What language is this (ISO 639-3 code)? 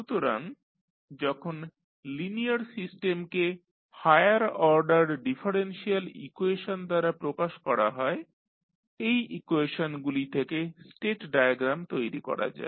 ben